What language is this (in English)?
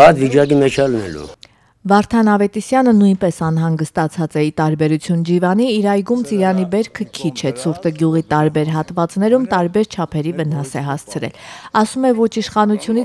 Turkish